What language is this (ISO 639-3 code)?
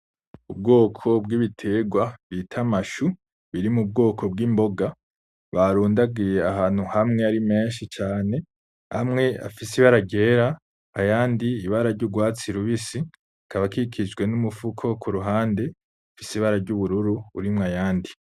run